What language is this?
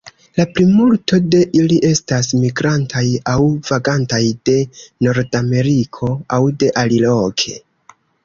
Esperanto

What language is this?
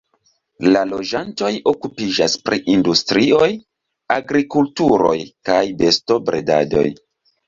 Esperanto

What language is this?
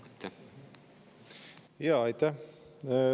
Estonian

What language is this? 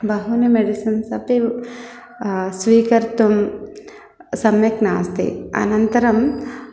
Sanskrit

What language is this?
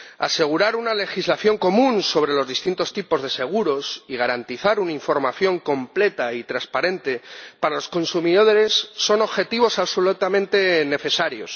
Spanish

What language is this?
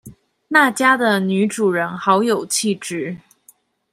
Chinese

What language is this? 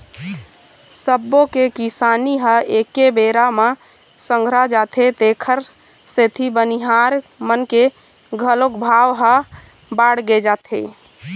Chhattisgarhi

